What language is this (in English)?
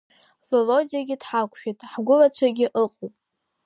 Abkhazian